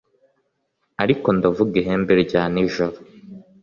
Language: Kinyarwanda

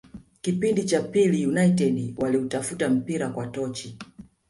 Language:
Swahili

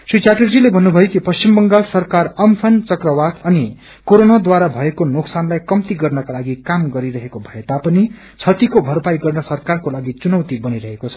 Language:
Nepali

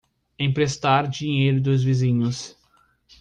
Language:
Portuguese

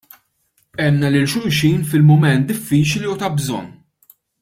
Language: Maltese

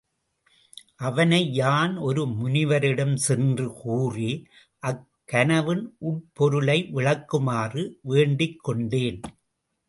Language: Tamil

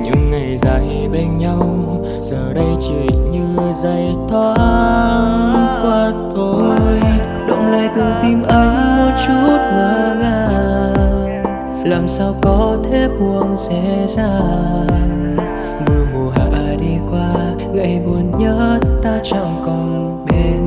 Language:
Vietnamese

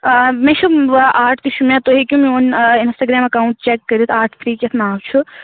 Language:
Kashmiri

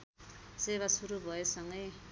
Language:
Nepali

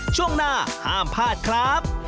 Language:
Thai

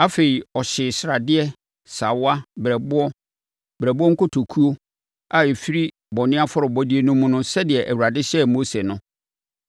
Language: Akan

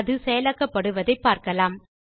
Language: Tamil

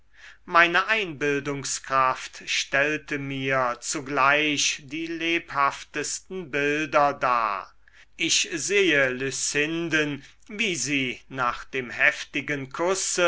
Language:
German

